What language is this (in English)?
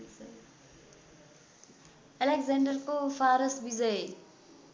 Nepali